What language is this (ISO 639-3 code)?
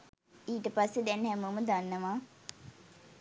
sin